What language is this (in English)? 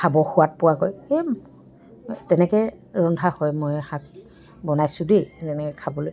Assamese